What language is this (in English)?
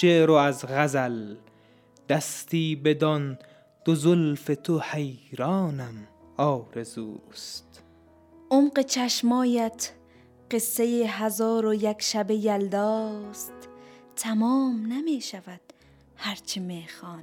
Persian